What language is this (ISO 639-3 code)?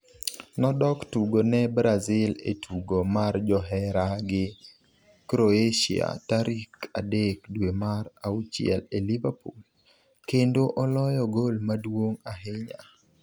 luo